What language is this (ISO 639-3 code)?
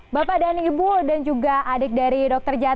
ind